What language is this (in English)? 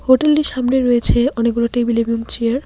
Bangla